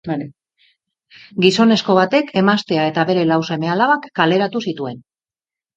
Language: Basque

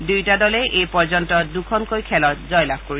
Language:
Assamese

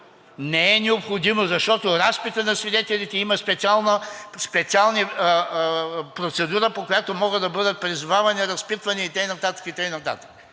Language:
Bulgarian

